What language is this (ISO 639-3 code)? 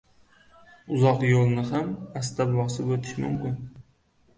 uzb